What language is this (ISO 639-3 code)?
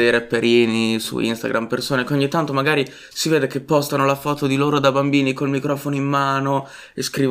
ita